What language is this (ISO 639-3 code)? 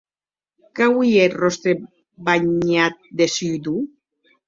oci